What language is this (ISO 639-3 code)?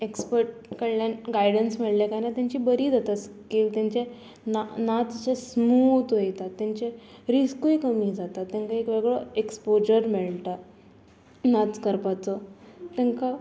kok